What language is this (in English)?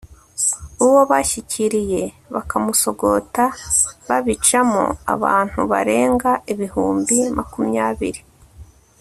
Kinyarwanda